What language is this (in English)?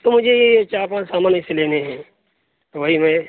Urdu